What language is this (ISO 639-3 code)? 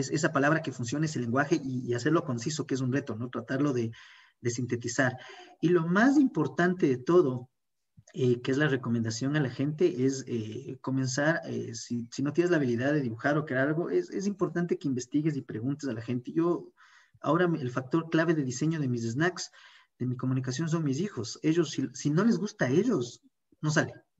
spa